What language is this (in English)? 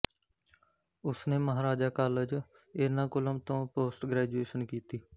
Punjabi